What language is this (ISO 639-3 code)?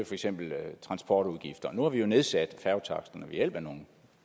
dan